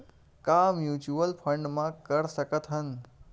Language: Chhattisgarhi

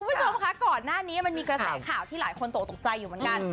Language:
Thai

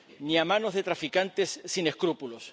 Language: Spanish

